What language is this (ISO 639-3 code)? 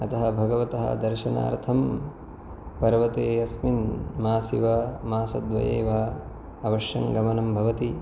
san